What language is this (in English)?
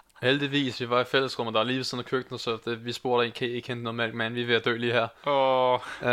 Danish